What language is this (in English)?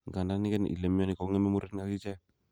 Kalenjin